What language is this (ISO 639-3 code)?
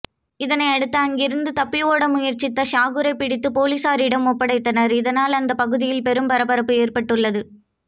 tam